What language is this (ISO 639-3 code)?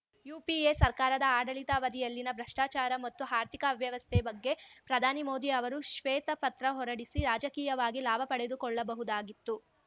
kan